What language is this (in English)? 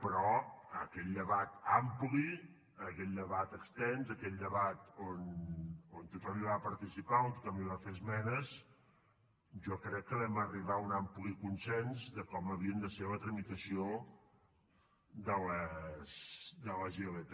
Catalan